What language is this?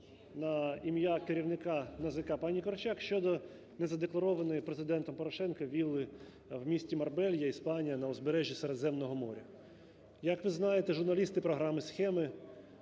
Ukrainian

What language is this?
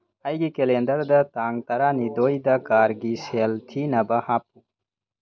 Manipuri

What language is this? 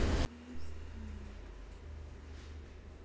Chhattisgarhi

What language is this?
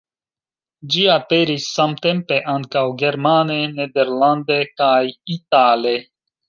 Esperanto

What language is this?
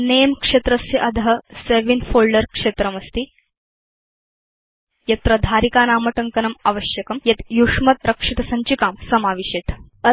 Sanskrit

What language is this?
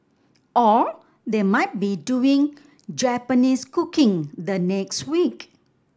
English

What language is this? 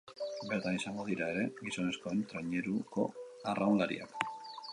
Basque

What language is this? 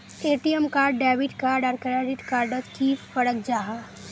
Magahi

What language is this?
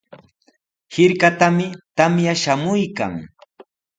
Sihuas Ancash Quechua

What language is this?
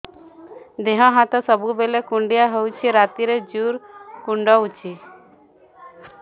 Odia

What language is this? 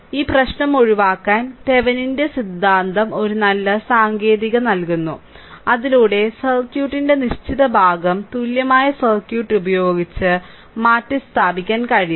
Malayalam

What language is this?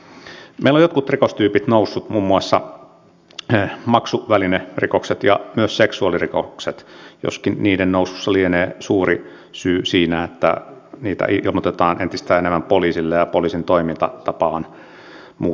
Finnish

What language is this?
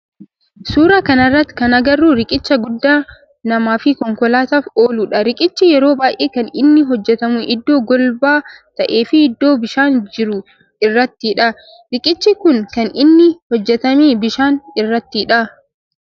Oromo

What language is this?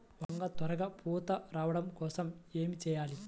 Telugu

